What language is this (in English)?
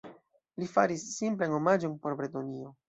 Esperanto